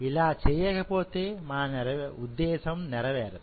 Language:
Telugu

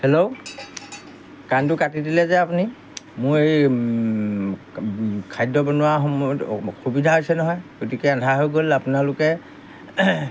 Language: Assamese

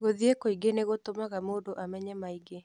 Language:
Kikuyu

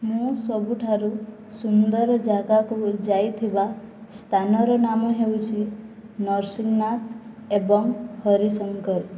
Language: Odia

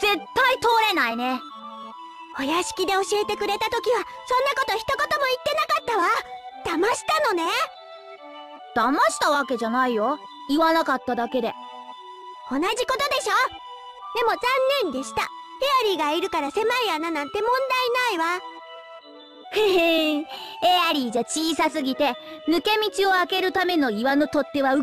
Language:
Japanese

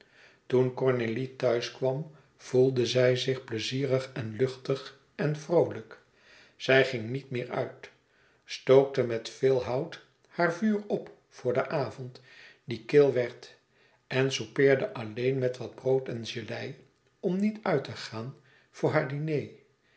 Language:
Dutch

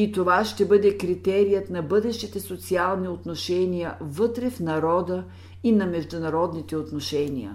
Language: Bulgarian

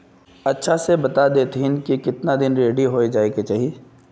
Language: Magahi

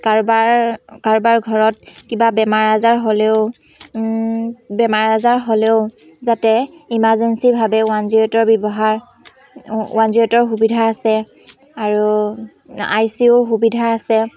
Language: Assamese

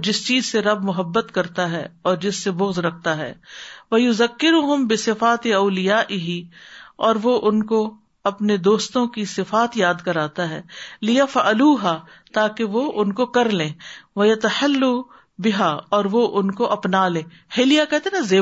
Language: Urdu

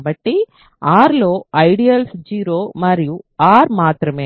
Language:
Telugu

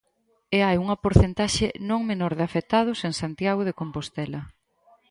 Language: Galician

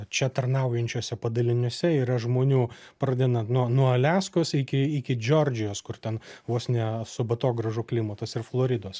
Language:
Lithuanian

